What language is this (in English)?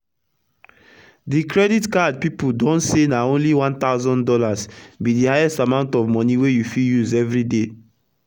Nigerian Pidgin